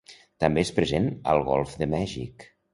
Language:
Catalan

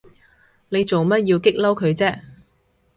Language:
Cantonese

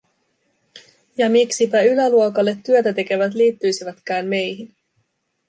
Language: Finnish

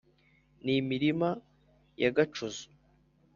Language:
Kinyarwanda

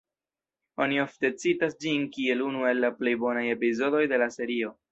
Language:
Esperanto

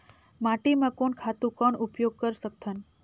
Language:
Chhattisgarhi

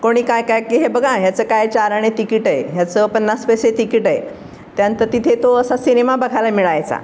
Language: Marathi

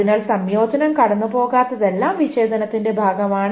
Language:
Malayalam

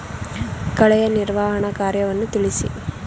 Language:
Kannada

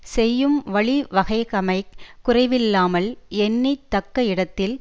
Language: Tamil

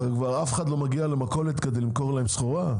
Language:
Hebrew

